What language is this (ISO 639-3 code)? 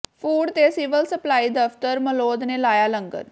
pan